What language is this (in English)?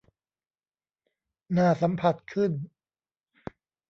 Thai